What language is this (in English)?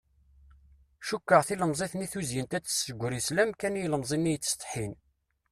Kabyle